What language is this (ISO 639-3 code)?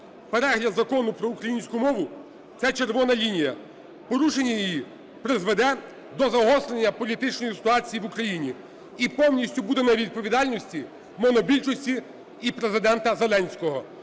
ukr